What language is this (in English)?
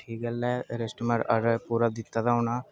Dogri